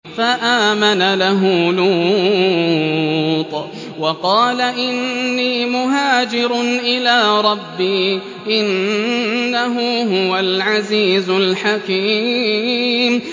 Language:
Arabic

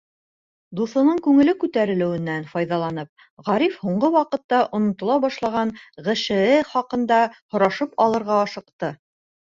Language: Bashkir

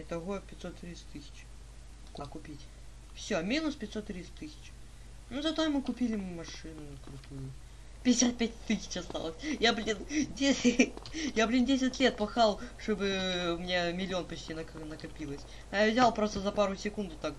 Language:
Russian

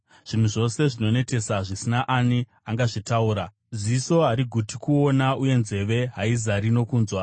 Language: Shona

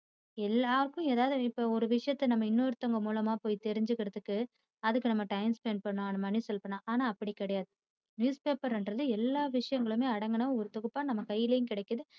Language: Tamil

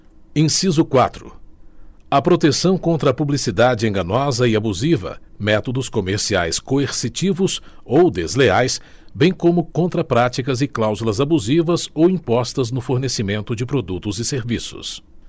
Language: Portuguese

